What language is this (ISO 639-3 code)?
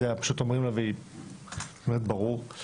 heb